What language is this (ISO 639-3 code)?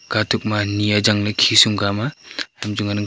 nnp